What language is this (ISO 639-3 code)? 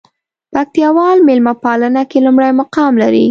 pus